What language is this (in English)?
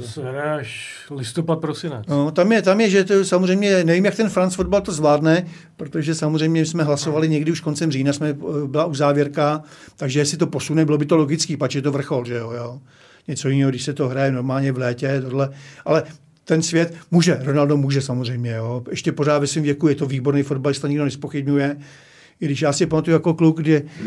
Czech